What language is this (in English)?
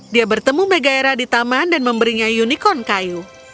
Indonesian